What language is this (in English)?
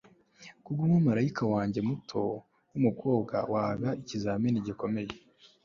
Kinyarwanda